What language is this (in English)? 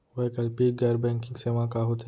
Chhattisgarhi